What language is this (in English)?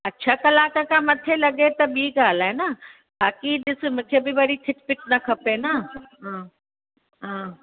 Sindhi